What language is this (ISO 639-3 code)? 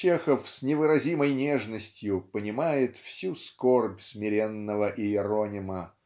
rus